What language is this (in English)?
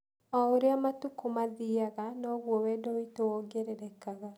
Kikuyu